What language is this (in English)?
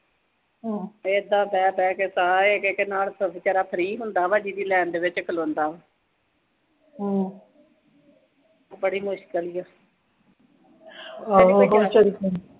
Punjabi